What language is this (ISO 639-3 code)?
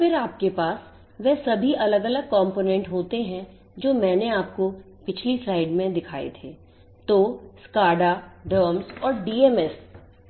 hin